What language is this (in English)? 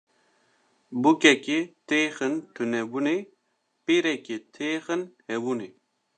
Kurdish